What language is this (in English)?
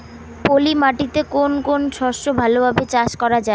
Bangla